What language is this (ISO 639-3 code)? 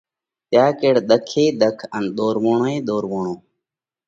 kvx